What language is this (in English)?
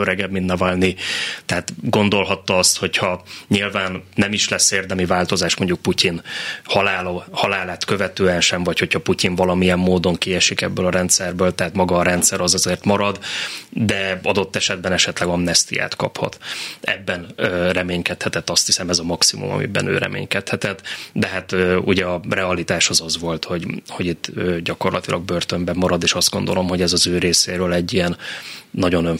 Hungarian